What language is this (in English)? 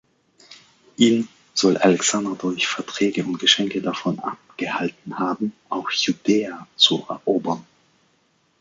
German